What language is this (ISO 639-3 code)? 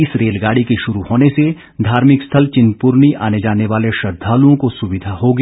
hin